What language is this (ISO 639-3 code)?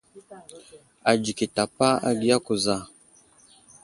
udl